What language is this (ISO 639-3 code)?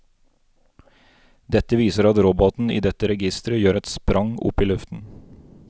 nor